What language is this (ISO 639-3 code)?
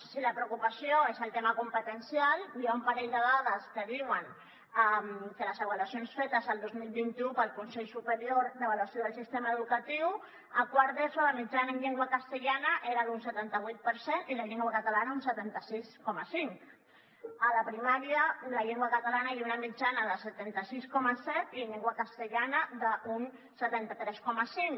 cat